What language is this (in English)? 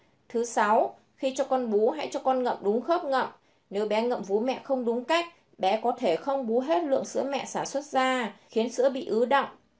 Vietnamese